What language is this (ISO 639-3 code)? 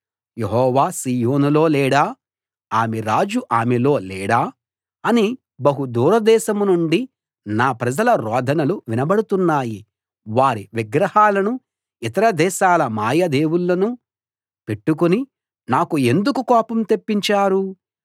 tel